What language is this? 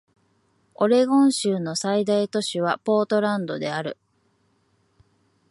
Japanese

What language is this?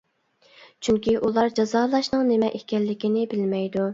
Uyghur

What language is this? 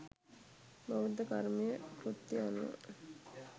Sinhala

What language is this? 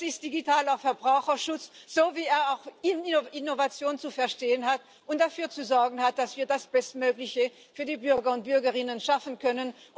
German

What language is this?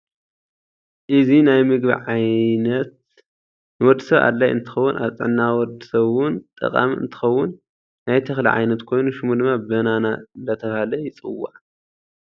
Tigrinya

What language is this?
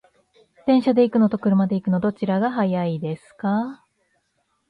Japanese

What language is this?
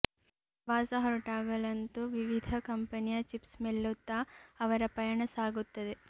Kannada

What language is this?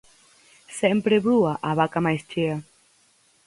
Galician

